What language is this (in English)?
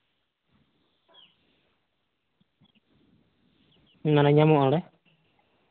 Santali